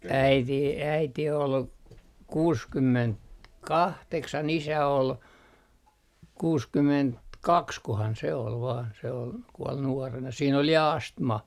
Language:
Finnish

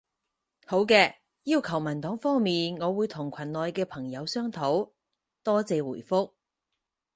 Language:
Cantonese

